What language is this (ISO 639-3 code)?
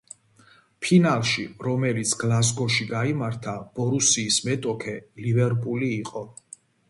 kat